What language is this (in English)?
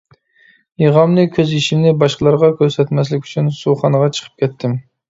Uyghur